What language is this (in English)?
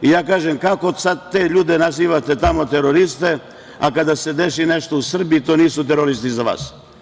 Serbian